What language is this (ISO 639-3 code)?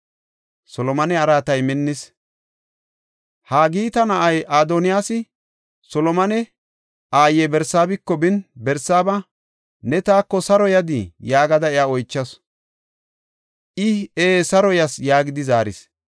gof